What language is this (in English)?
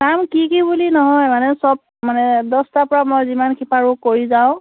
Assamese